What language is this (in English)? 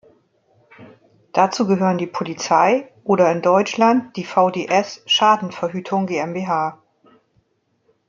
German